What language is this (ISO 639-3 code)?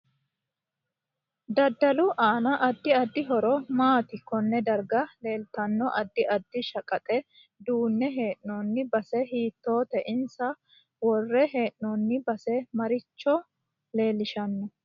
sid